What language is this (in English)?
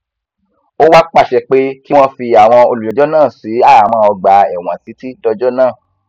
Yoruba